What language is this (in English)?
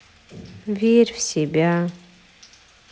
Russian